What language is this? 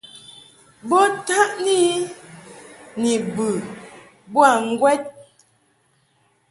Mungaka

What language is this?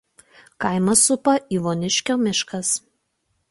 Lithuanian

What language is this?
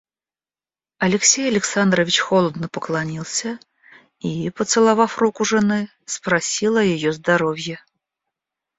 Russian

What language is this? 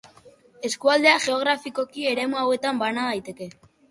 Basque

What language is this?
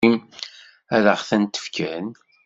Kabyle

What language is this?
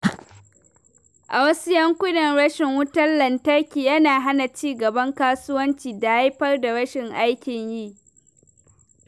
Hausa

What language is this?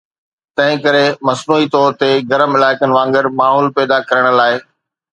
Sindhi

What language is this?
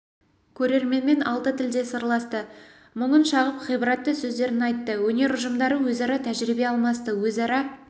Kazakh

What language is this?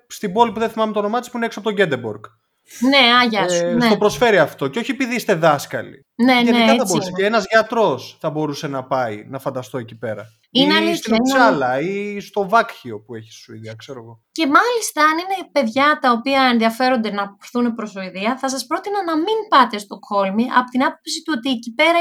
Greek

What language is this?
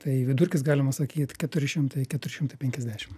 Lithuanian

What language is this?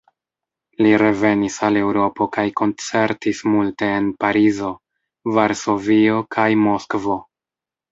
Esperanto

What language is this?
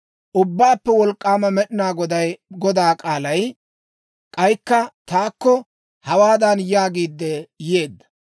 Dawro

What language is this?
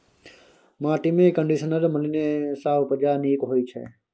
Maithili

